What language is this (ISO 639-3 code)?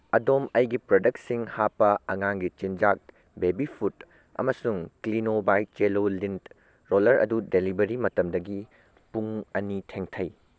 mni